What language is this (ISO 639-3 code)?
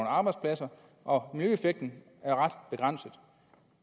dan